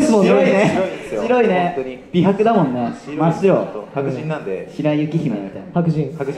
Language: Japanese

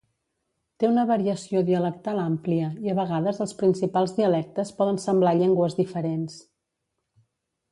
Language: Catalan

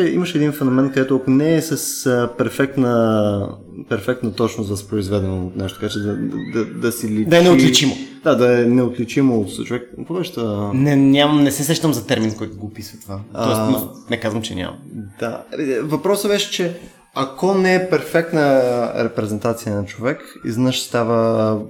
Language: Bulgarian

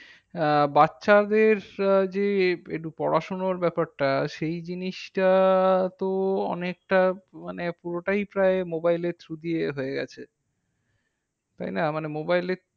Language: Bangla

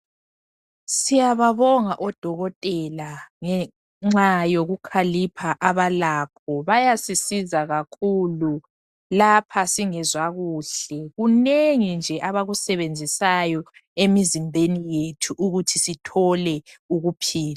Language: North Ndebele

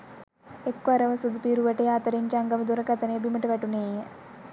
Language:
Sinhala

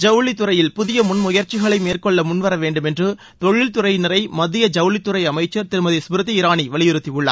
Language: Tamil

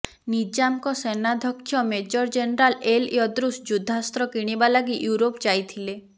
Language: Odia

